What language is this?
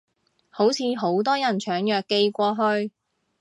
Cantonese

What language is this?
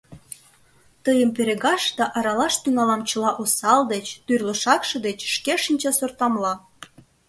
Mari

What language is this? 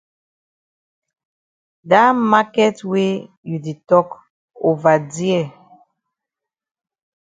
Cameroon Pidgin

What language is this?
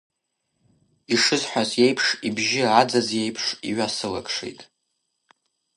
Abkhazian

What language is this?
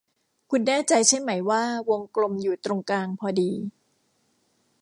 Thai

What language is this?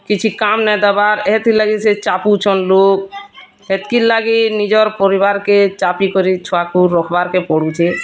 Odia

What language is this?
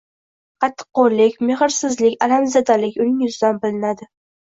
Uzbek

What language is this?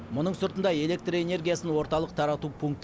Kazakh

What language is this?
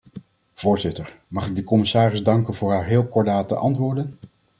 Dutch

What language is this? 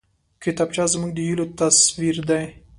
Pashto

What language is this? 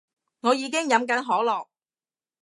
Cantonese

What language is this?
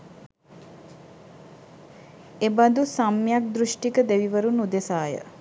Sinhala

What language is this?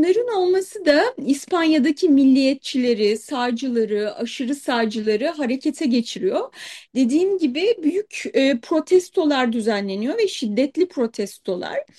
Turkish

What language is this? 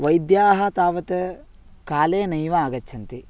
Sanskrit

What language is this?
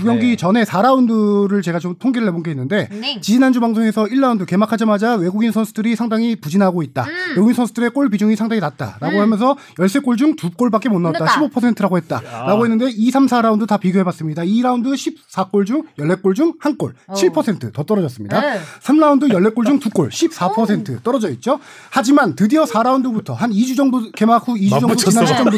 Korean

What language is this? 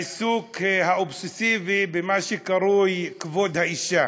Hebrew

